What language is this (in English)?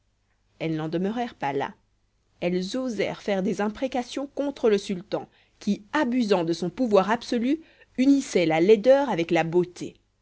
French